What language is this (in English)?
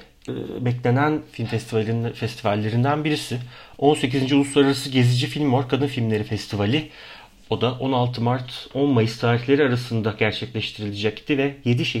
Turkish